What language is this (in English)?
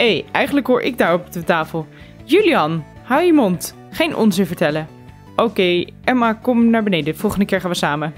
Dutch